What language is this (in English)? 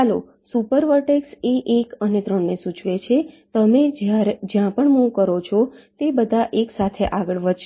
Gujarati